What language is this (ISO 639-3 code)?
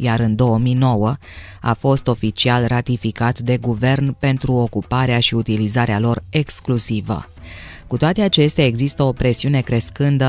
ron